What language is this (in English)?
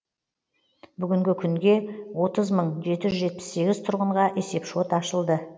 Kazakh